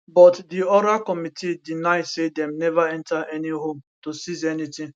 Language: Nigerian Pidgin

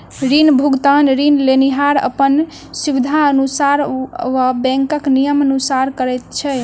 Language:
Maithili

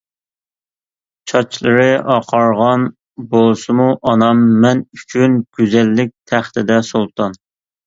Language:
Uyghur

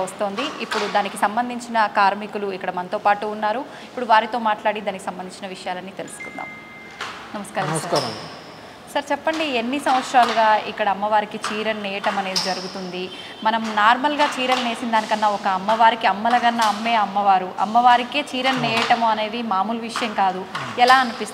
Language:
Telugu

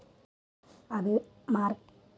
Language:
Telugu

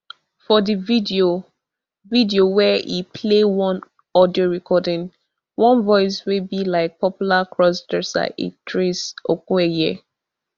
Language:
Nigerian Pidgin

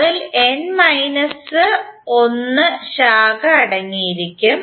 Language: Malayalam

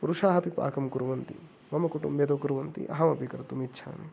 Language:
Sanskrit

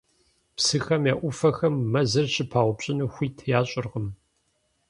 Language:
Kabardian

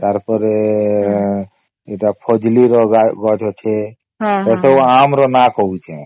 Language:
Odia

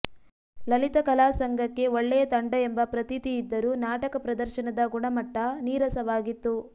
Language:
Kannada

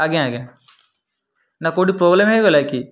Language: Odia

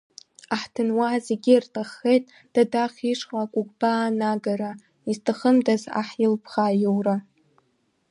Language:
Abkhazian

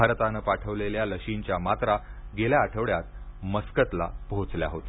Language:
Marathi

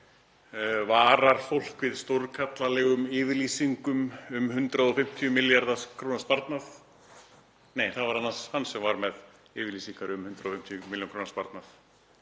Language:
Icelandic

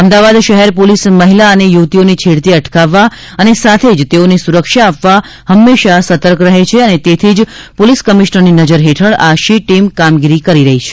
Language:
Gujarati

